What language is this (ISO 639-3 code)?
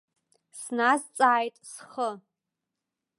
abk